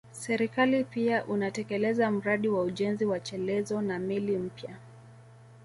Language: Swahili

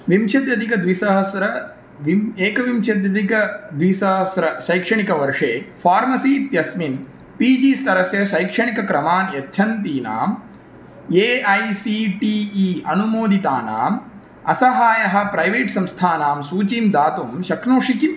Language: Sanskrit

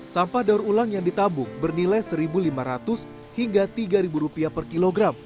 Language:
Indonesian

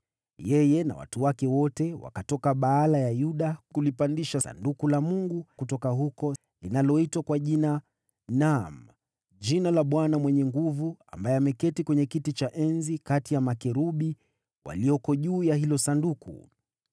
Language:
Swahili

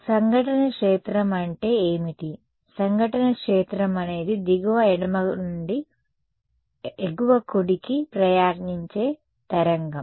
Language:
Telugu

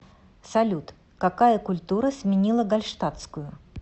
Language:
Russian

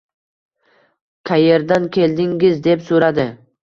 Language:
Uzbek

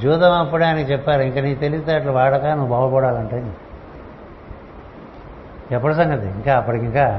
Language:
Telugu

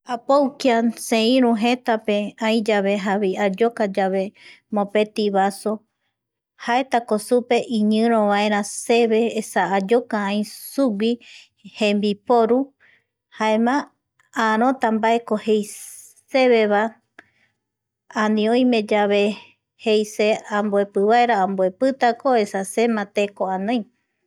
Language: Eastern Bolivian Guaraní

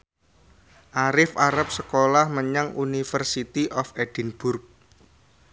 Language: Javanese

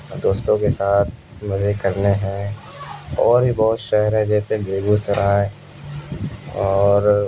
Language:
Urdu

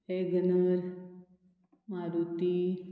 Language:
Konkani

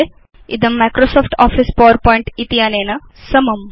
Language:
Sanskrit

